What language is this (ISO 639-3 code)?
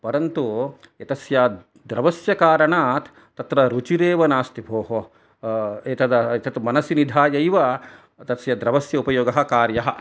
san